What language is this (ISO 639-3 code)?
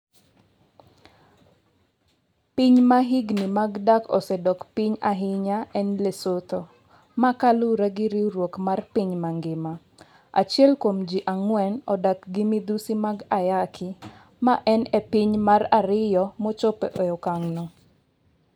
luo